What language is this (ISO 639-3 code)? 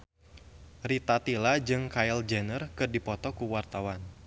sun